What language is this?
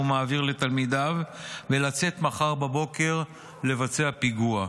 Hebrew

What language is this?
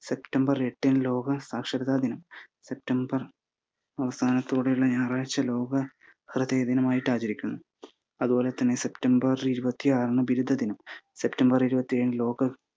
Malayalam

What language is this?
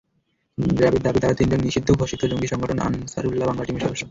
Bangla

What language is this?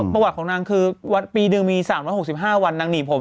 Thai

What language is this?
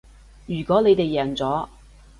Cantonese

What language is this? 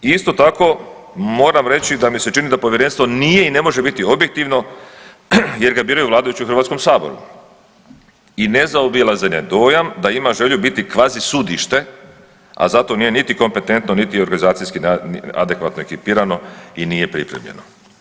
Croatian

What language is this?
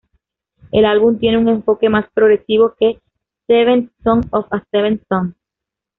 Spanish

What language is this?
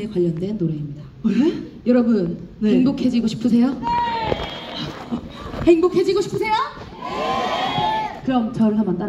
Korean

